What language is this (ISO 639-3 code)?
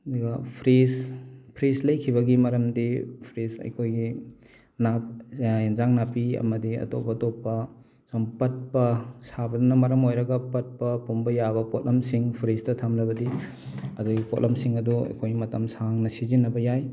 mni